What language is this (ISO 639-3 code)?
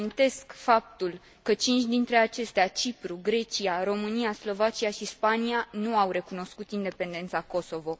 ron